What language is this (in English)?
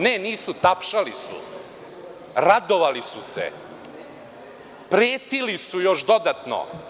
Serbian